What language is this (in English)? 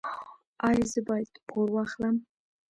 Pashto